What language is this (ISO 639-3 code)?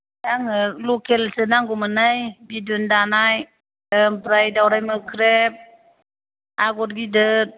brx